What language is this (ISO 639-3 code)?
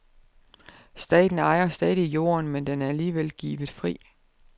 dan